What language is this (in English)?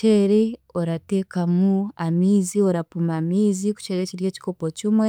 Chiga